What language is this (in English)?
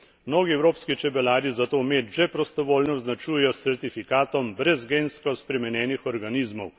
Slovenian